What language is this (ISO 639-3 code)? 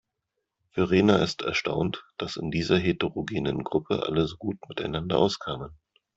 deu